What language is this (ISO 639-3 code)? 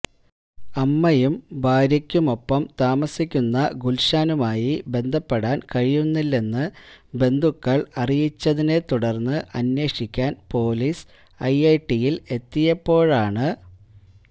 mal